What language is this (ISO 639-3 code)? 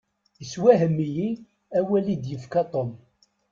kab